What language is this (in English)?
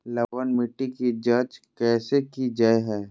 Magahi